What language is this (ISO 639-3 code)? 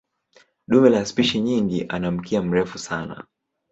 swa